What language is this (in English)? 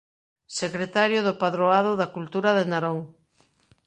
Galician